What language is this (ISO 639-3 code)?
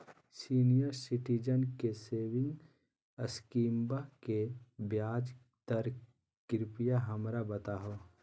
mag